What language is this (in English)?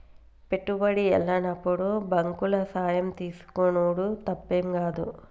Telugu